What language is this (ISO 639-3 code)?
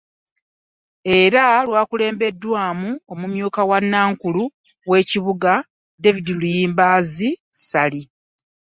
lug